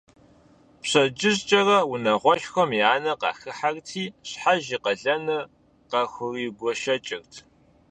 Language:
Kabardian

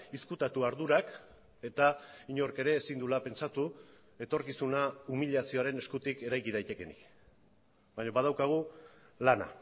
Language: Basque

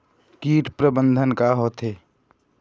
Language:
Chhattisgarhi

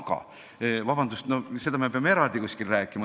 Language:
Estonian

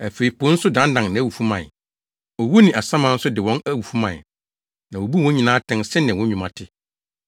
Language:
Akan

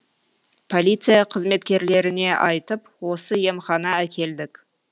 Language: Kazakh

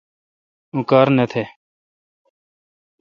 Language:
Kalkoti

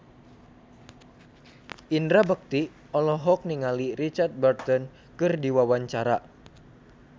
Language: Sundanese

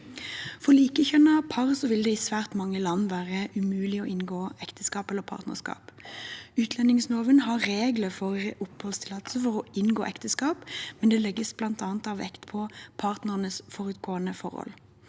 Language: Norwegian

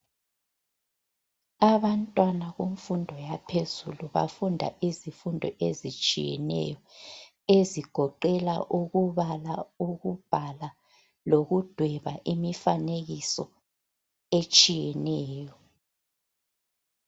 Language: North Ndebele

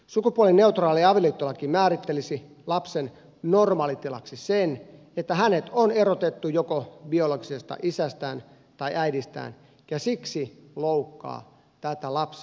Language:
Finnish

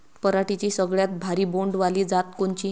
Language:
Marathi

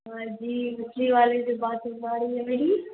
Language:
Urdu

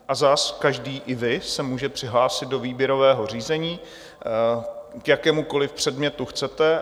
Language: Czech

